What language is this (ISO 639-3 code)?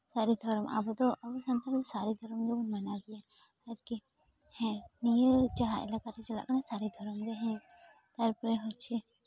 sat